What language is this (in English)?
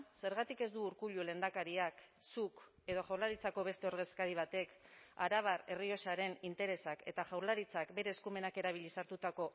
Basque